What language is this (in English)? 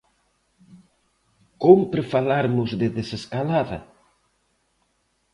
Galician